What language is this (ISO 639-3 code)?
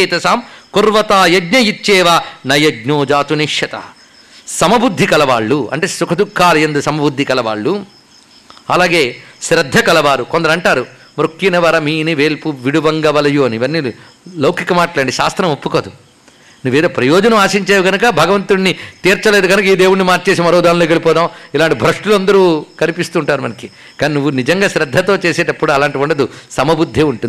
tel